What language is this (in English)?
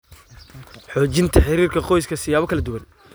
Somali